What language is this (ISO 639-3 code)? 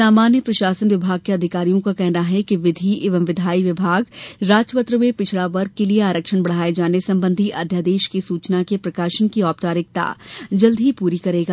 hin